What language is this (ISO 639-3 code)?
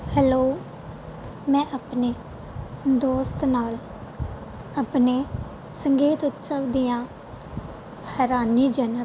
pan